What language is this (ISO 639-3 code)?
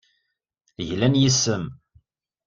kab